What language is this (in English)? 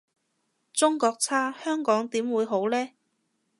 Cantonese